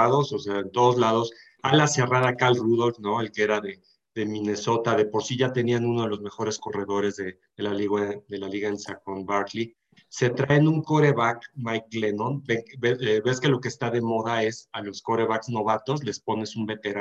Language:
Spanish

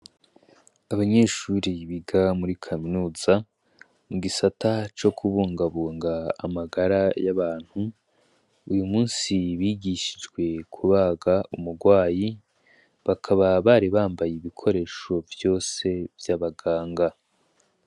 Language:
Rundi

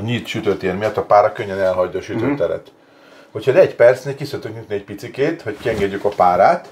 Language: Hungarian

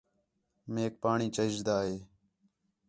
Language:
Khetrani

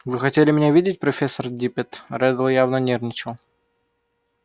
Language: Russian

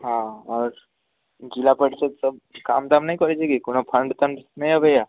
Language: Maithili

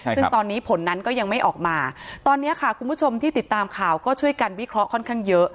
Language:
Thai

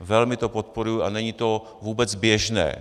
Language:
Czech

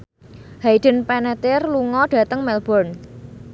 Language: Javanese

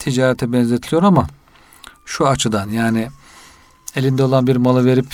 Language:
Turkish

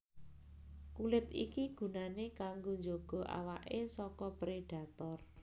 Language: Javanese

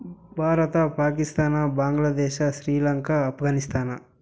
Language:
Kannada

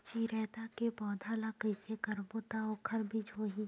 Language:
Chhattisgarhi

